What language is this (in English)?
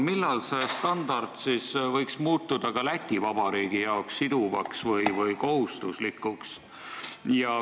Estonian